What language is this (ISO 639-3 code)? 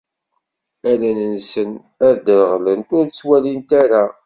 kab